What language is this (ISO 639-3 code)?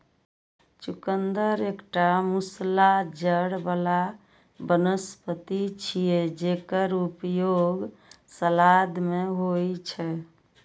mai